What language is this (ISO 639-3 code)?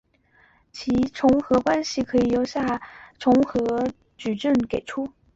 zho